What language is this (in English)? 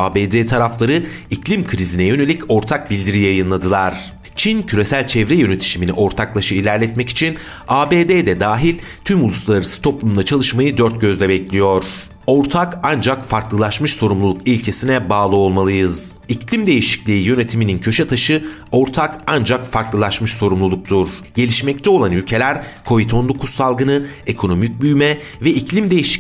Turkish